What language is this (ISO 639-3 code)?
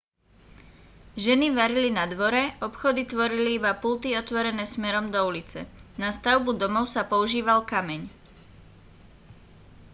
slk